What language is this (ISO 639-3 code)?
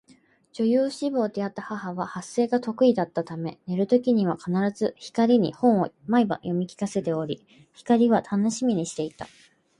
jpn